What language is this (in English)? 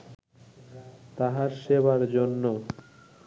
Bangla